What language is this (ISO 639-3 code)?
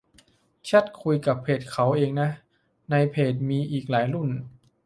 tha